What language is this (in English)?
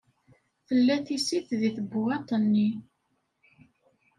Kabyle